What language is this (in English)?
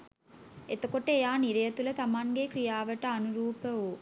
Sinhala